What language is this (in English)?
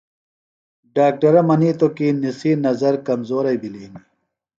Phalura